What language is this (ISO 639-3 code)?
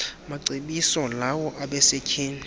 xho